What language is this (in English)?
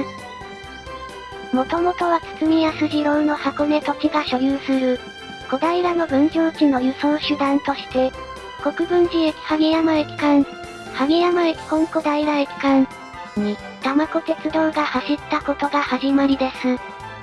Japanese